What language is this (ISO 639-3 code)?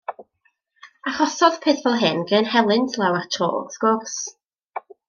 cym